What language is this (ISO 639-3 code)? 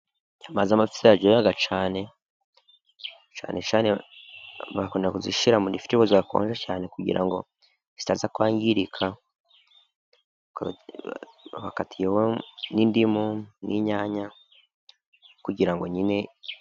kin